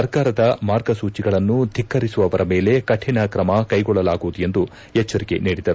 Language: Kannada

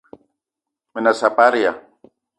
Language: Eton (Cameroon)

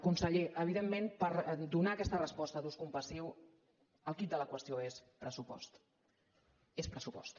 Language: Catalan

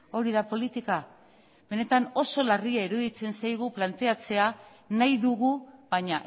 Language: Basque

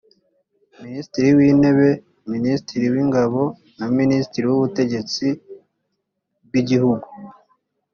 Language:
Kinyarwanda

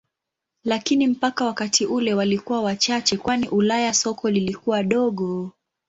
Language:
Swahili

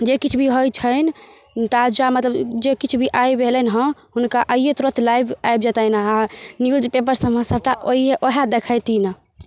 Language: Maithili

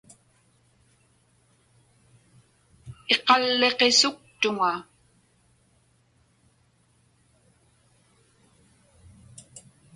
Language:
Inupiaq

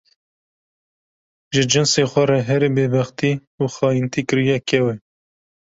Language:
Kurdish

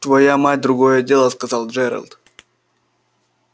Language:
Russian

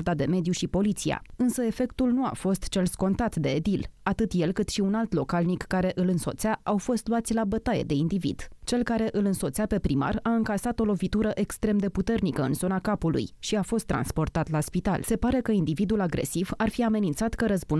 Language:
Romanian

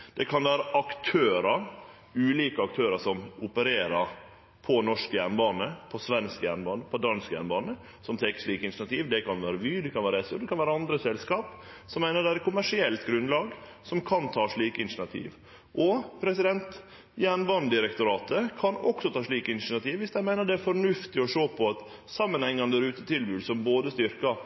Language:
Norwegian Nynorsk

